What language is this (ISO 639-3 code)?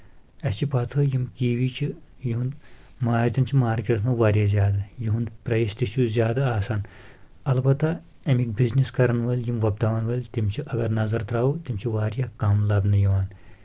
kas